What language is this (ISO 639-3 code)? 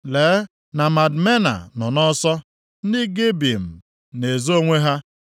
ibo